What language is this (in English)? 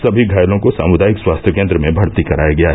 Hindi